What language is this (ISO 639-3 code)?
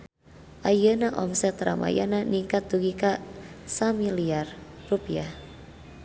sun